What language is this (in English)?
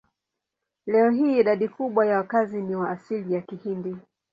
Swahili